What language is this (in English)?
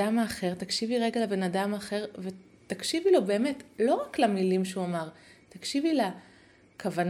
Hebrew